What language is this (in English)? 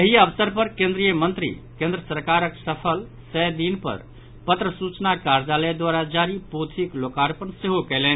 Maithili